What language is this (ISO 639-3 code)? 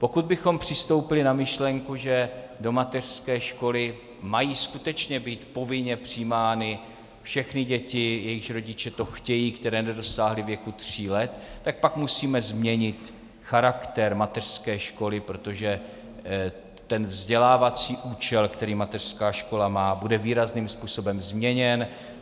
ces